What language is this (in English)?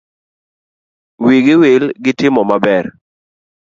Luo (Kenya and Tanzania)